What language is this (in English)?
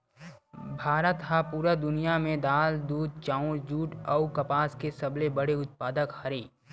Chhattisgarhi